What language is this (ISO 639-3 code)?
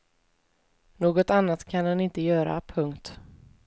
swe